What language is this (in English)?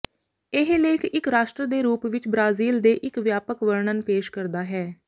Punjabi